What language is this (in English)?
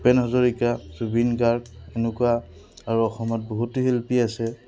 Assamese